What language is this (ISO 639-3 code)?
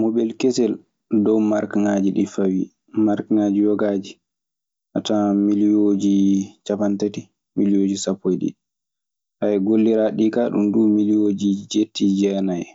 ffm